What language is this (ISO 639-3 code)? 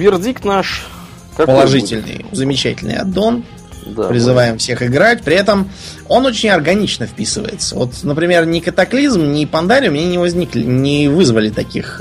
rus